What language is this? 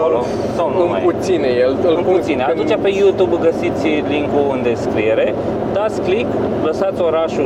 Romanian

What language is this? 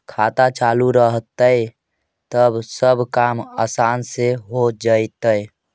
Magahi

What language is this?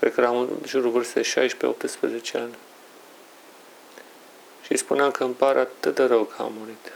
Romanian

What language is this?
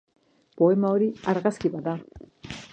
Basque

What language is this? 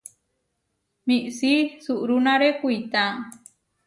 Huarijio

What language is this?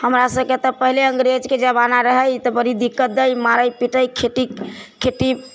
Maithili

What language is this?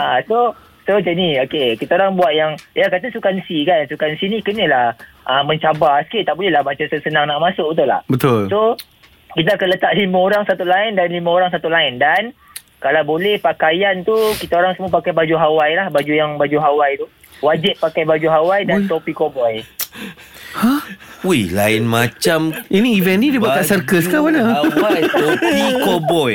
Malay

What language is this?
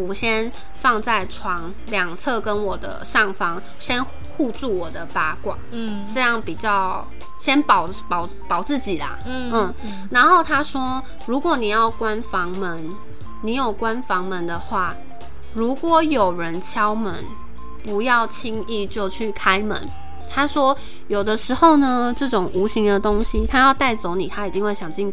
Chinese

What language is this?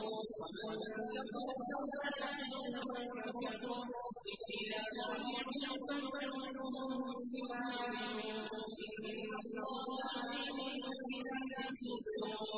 Arabic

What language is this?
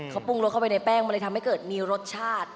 Thai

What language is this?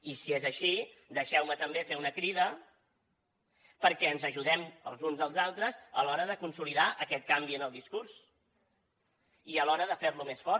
Catalan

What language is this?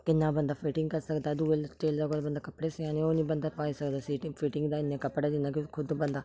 Dogri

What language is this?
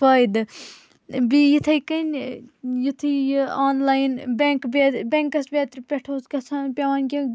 Kashmiri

